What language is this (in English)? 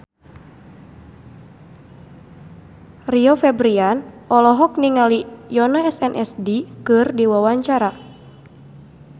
Sundanese